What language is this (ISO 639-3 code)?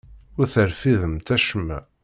kab